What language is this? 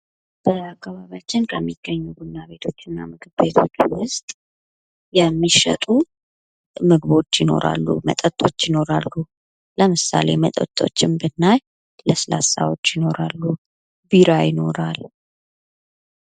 Amharic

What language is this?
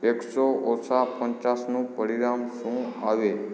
Gujarati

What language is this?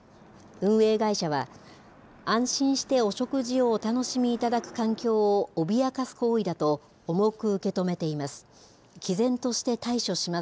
Japanese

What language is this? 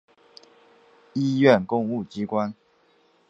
Chinese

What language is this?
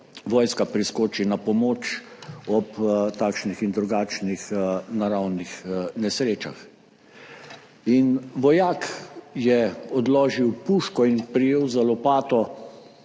Slovenian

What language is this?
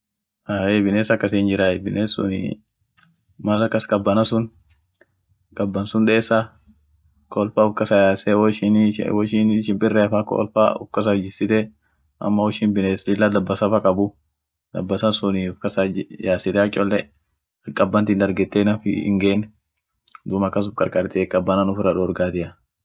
Orma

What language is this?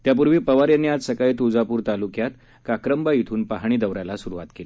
Marathi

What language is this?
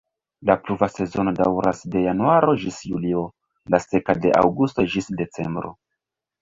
Esperanto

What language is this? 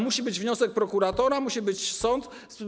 Polish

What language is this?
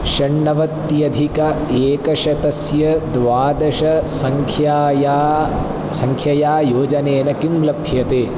Sanskrit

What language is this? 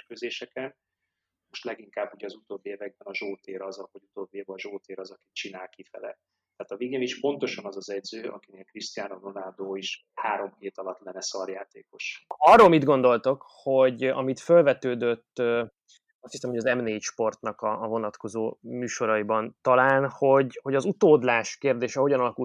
Hungarian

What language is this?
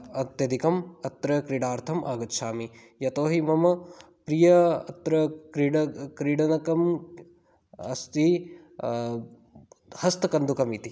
Sanskrit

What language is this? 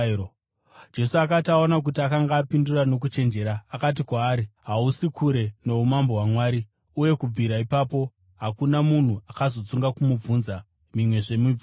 Shona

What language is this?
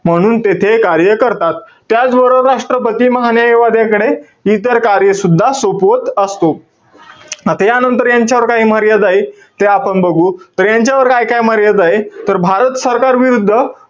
Marathi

